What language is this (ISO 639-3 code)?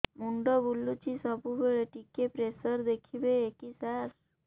ori